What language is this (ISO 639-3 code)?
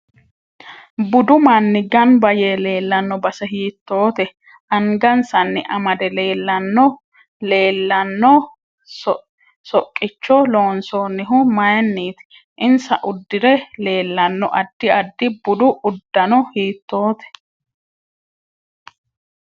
sid